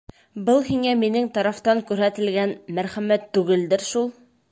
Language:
Bashkir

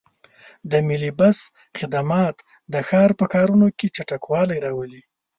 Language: Pashto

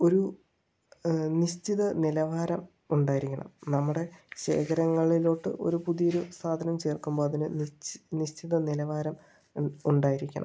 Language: Malayalam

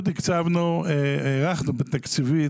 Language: Hebrew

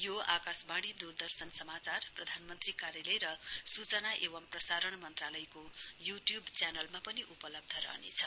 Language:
Nepali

